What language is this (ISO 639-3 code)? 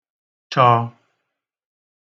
ibo